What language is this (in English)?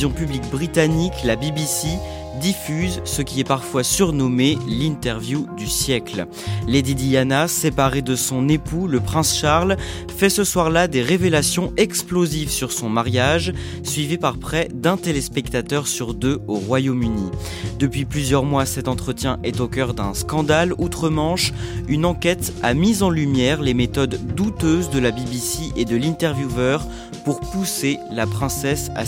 French